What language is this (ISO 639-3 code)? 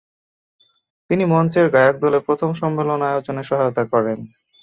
ben